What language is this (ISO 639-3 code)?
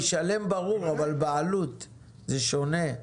heb